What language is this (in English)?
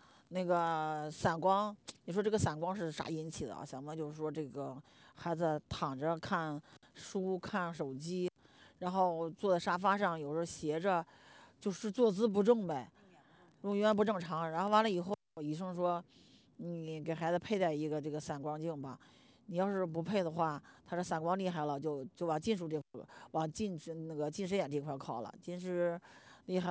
Chinese